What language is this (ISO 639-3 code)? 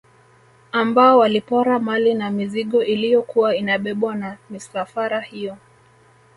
swa